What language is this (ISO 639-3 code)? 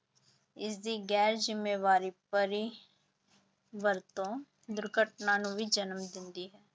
pan